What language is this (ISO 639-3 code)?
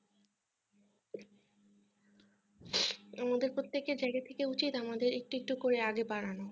ben